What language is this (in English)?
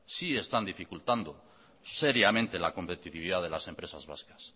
Spanish